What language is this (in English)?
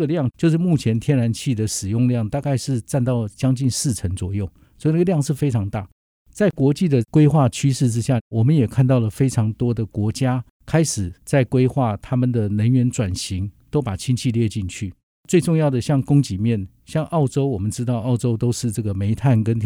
Chinese